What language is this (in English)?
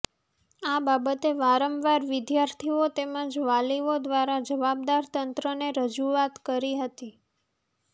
Gujarati